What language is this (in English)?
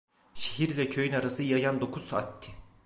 Turkish